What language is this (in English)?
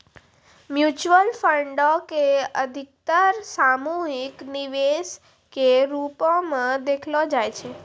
Maithili